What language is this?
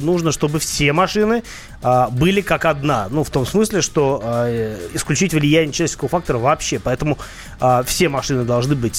Russian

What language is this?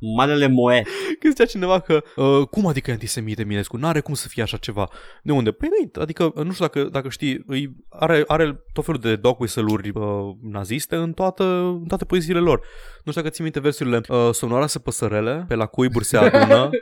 Romanian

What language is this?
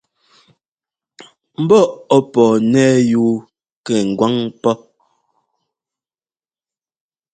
Ngomba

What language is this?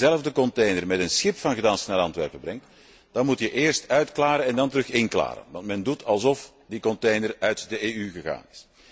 Dutch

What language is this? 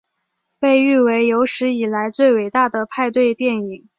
Chinese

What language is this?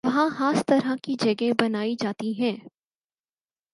Urdu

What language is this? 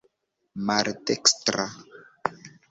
Esperanto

